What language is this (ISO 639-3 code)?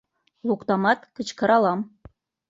chm